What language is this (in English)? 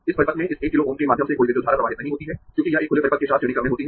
Hindi